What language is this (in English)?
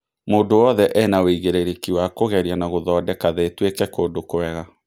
Kikuyu